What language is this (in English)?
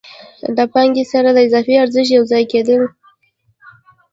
Pashto